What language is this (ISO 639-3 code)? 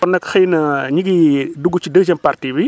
wol